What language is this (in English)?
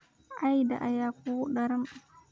Somali